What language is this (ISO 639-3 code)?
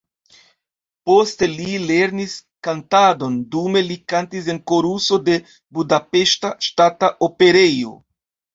epo